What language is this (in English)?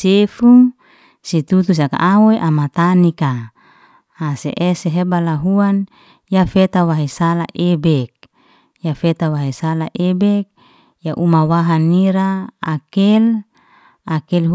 Liana-Seti